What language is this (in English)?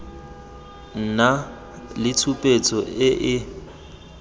Tswana